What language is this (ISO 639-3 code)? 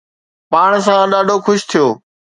snd